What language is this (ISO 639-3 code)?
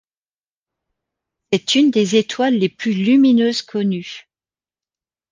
fra